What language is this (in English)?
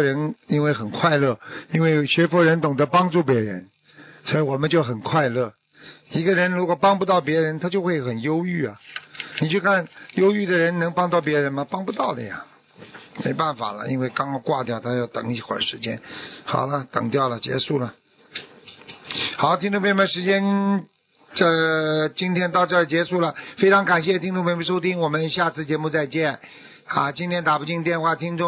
Chinese